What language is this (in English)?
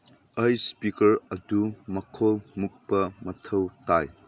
Manipuri